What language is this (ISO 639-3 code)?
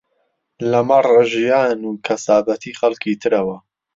ckb